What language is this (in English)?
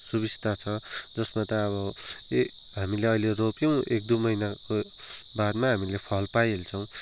Nepali